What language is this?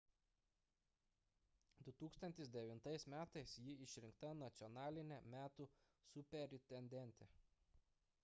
Lithuanian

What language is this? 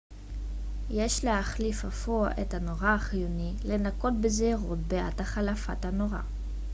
Hebrew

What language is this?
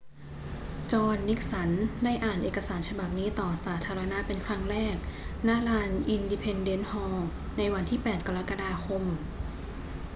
Thai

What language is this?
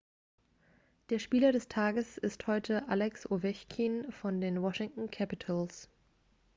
German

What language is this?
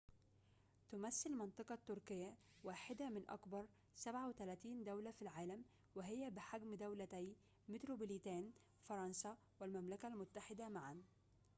Arabic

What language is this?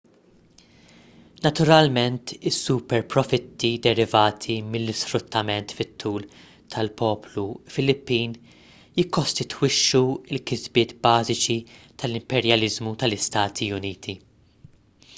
Maltese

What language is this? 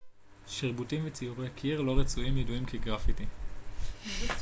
Hebrew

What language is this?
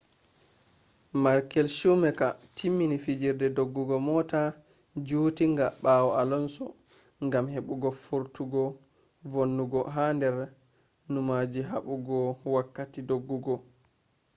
Fula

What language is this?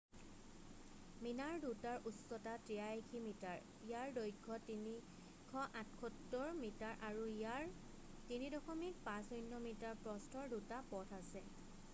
Assamese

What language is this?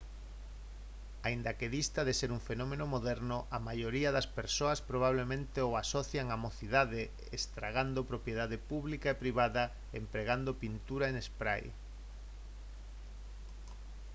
Galician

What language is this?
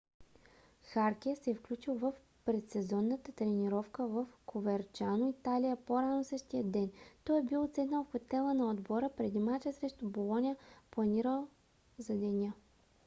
Bulgarian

